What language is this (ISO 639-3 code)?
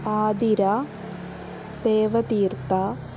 san